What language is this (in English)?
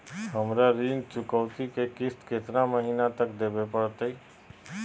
Magahi